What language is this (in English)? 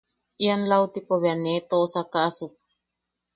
Yaqui